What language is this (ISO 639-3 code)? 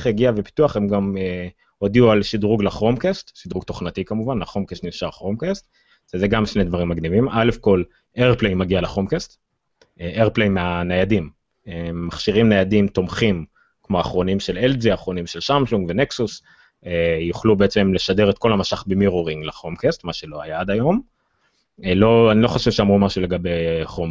heb